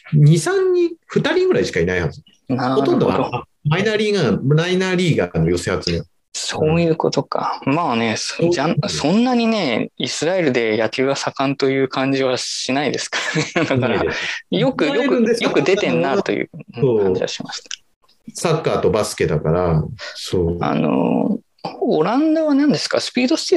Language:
Japanese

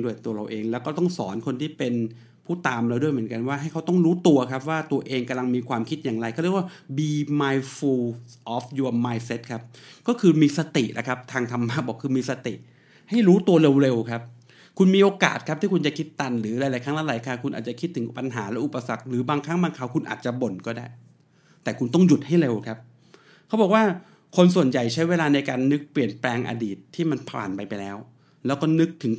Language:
Thai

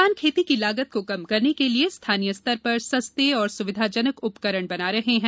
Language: Hindi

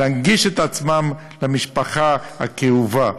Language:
Hebrew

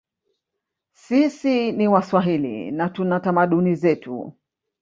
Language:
Swahili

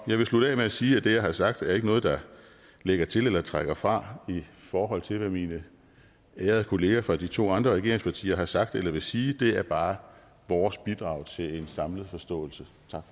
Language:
Danish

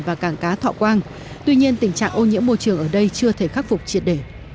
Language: Vietnamese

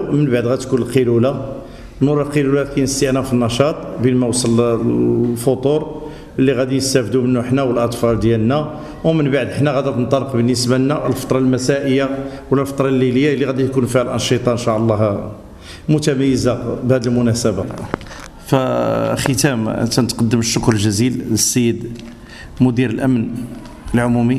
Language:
Arabic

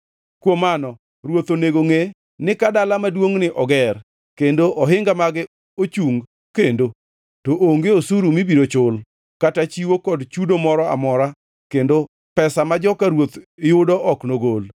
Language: Luo (Kenya and Tanzania)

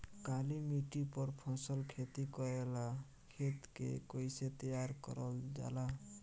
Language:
Bhojpuri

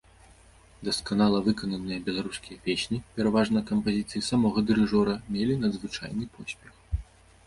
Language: Belarusian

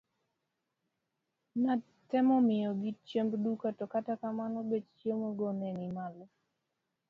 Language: Luo (Kenya and Tanzania)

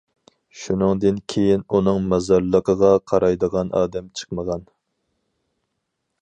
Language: Uyghur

